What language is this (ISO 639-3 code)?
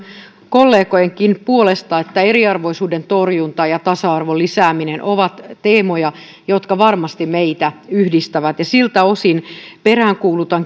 fin